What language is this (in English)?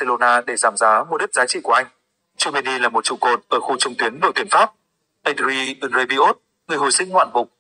Vietnamese